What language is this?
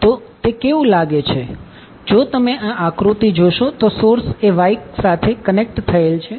Gujarati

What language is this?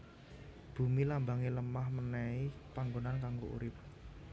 Javanese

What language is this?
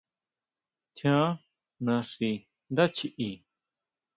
Huautla Mazatec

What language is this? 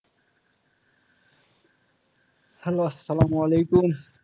Bangla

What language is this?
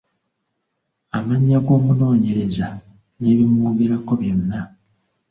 Ganda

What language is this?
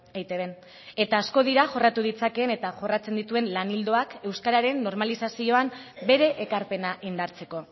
Basque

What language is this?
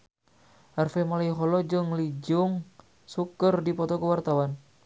Sundanese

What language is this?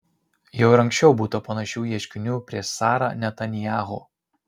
Lithuanian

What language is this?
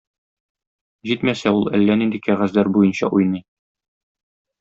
Tatar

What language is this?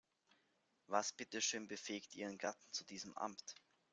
German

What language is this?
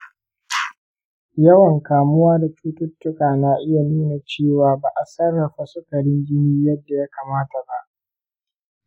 Hausa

